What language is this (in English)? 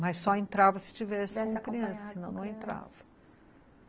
Portuguese